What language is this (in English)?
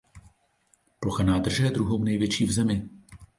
Czech